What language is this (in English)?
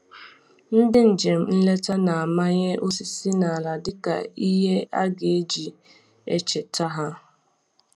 Igbo